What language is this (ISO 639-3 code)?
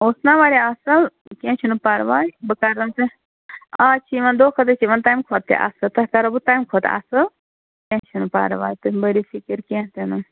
kas